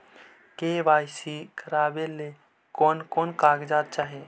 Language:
Magahi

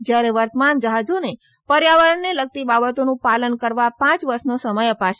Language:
Gujarati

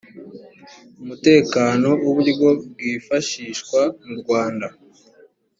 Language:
Kinyarwanda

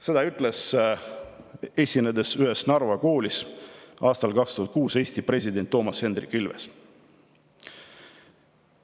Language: Estonian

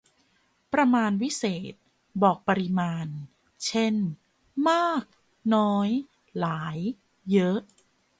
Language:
Thai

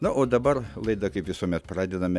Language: Lithuanian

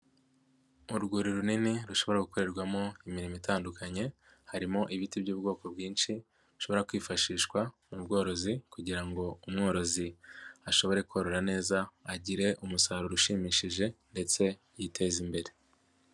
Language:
Kinyarwanda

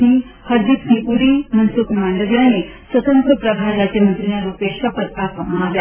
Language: Gujarati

